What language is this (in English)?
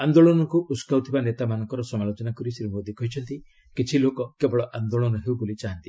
Odia